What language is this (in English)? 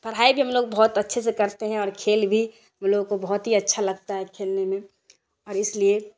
Urdu